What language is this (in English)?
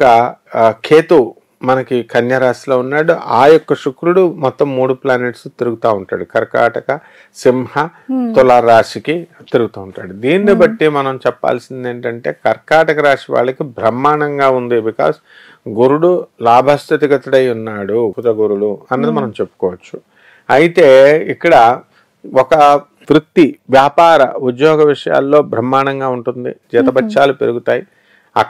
Telugu